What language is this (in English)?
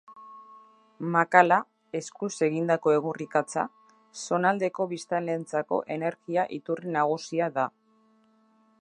Basque